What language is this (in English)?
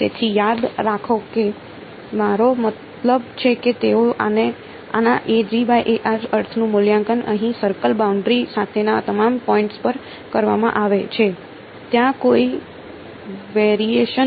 Gujarati